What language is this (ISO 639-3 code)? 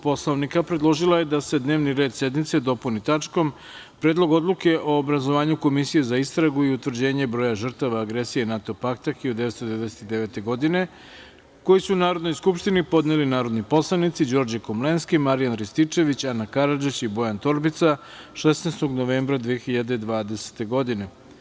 srp